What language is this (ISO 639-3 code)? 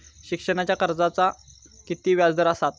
mar